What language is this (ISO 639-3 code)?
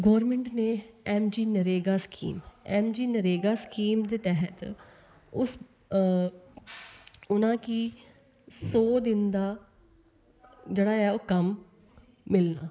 doi